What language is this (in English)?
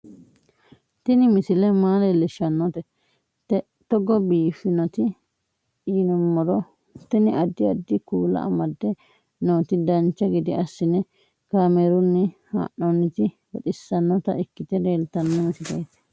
Sidamo